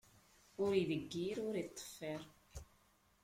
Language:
Kabyle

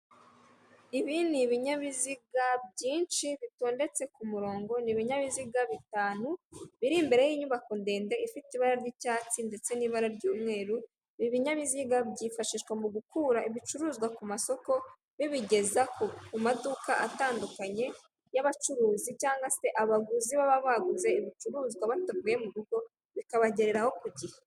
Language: Kinyarwanda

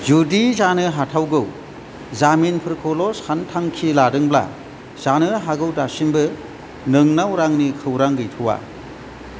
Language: Bodo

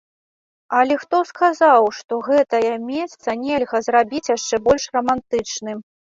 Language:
Belarusian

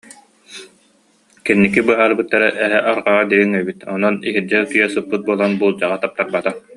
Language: Yakut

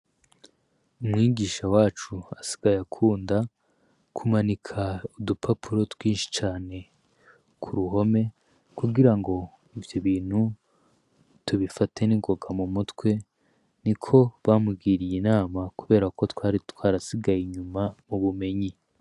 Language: Rundi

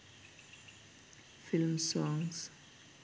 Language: Sinhala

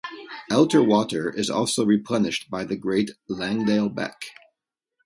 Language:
English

